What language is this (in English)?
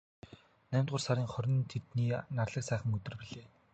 Mongolian